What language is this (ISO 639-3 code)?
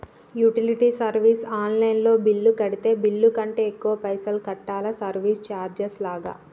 tel